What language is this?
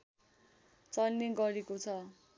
Nepali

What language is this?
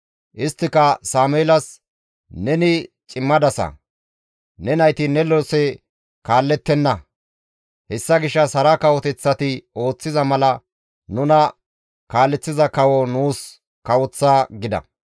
Gamo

